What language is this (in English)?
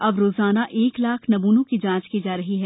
Hindi